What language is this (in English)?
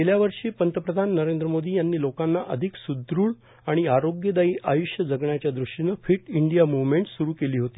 Marathi